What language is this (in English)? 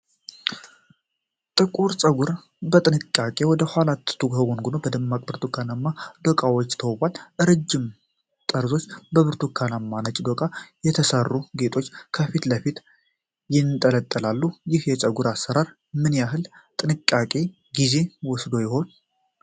Amharic